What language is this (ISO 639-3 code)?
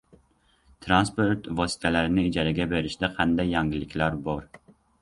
uzb